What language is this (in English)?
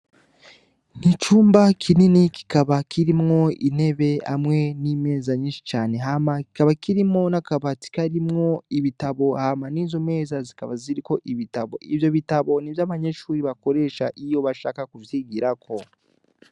Rundi